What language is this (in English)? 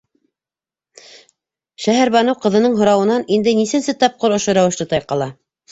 Bashkir